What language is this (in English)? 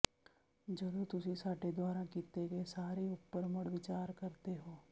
Punjabi